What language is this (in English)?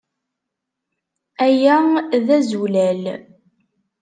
Kabyle